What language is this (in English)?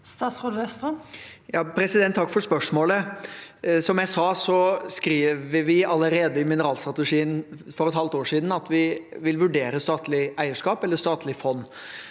Norwegian